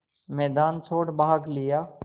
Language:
Hindi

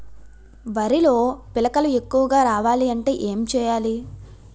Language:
Telugu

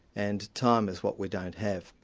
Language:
English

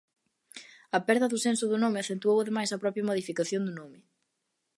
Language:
Galician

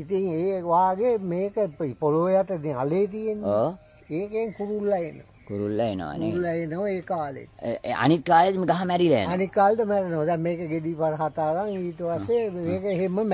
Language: Indonesian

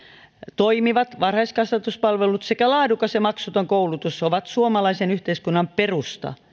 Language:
Finnish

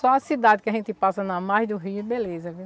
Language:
Portuguese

